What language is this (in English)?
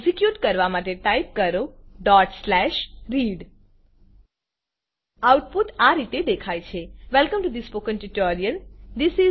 Gujarati